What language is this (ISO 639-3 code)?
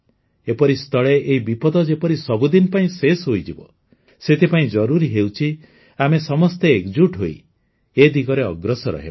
ori